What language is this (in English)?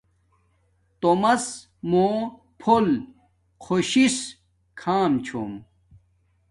Domaaki